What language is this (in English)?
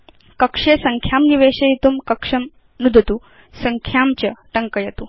Sanskrit